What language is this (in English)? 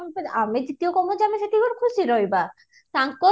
Odia